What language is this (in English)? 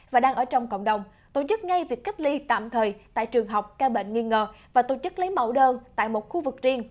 Vietnamese